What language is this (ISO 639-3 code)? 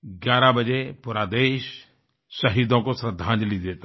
hin